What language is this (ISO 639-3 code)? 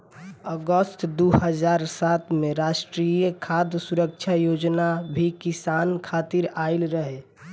bho